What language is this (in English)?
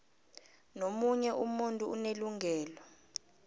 South Ndebele